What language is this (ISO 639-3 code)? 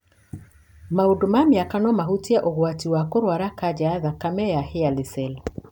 kik